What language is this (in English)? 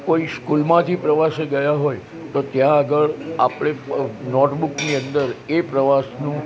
Gujarati